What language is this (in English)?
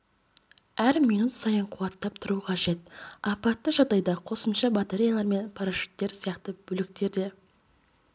Kazakh